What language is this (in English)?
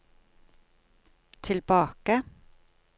Norwegian